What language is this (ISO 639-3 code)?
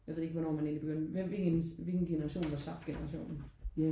dan